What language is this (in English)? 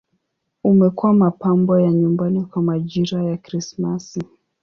Swahili